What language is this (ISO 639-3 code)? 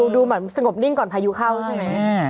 tha